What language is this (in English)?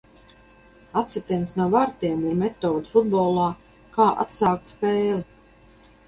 Latvian